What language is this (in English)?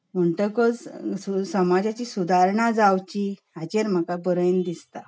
Konkani